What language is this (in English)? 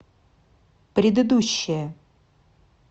Russian